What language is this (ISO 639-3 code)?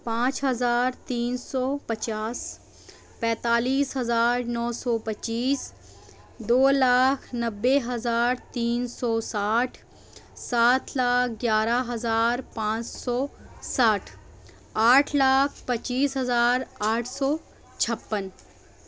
urd